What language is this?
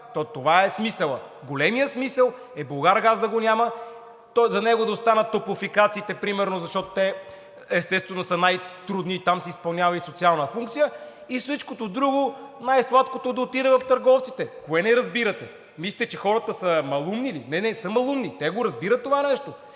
Bulgarian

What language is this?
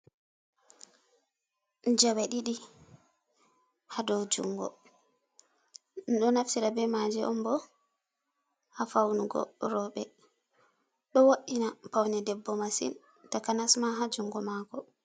Fula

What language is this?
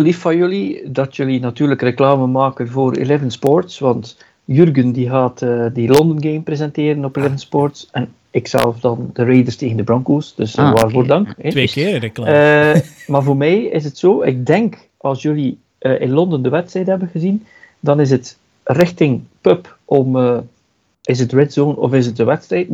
Dutch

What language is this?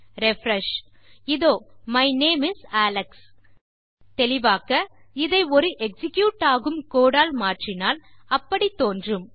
Tamil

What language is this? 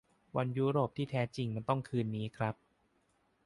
Thai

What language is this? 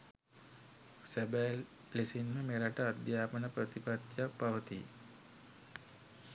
Sinhala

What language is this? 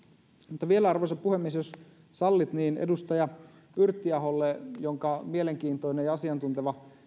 Finnish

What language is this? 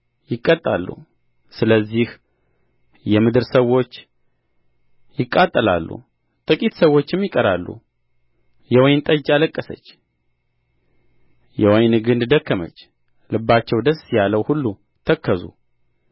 Amharic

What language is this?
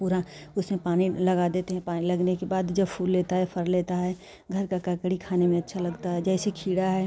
Hindi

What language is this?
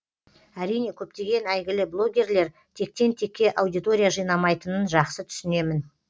Kazakh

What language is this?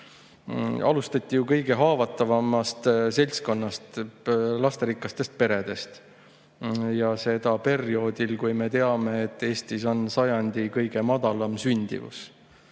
Estonian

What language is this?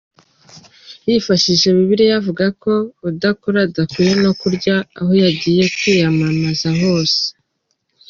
Kinyarwanda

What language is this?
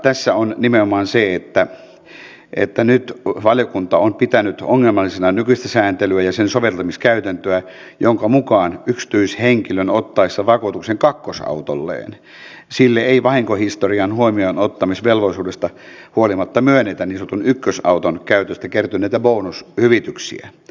Finnish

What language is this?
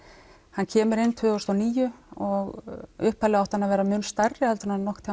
Icelandic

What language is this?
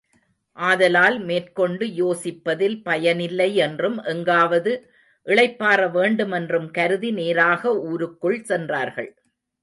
Tamil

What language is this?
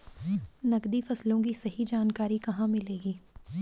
Hindi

